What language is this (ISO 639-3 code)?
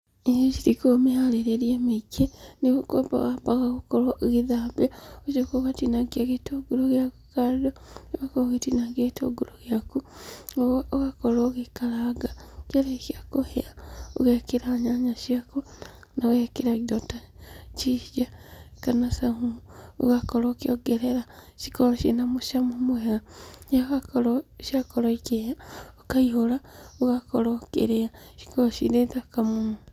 kik